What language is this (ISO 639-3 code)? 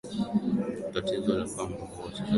swa